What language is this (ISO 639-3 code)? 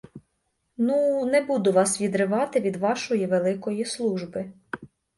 ukr